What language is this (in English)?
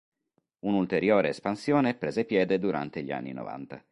Italian